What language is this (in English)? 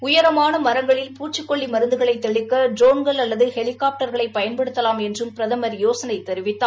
Tamil